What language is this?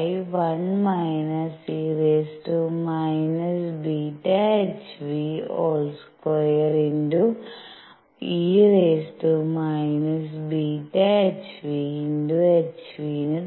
Malayalam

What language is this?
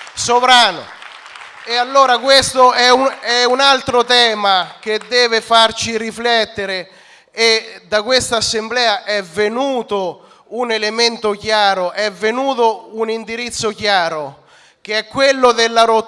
Italian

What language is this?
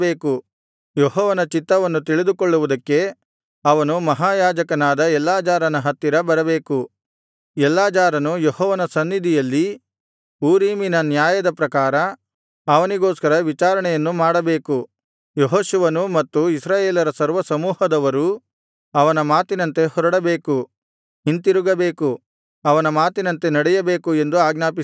Kannada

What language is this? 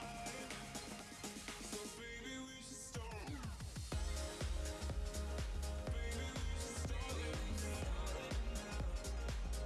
Japanese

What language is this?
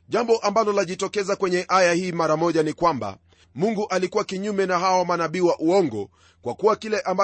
Swahili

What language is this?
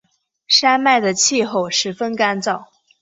Chinese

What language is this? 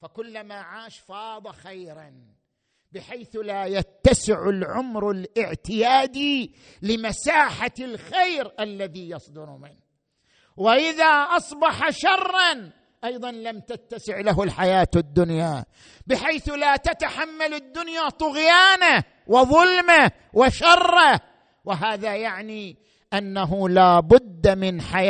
Arabic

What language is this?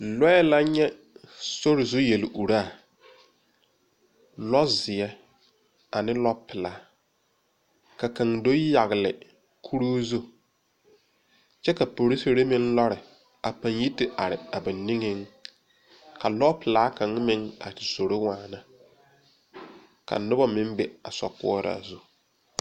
Southern Dagaare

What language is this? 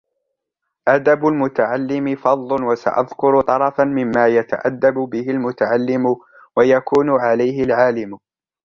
Arabic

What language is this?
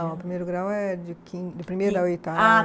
Portuguese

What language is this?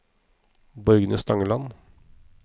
Norwegian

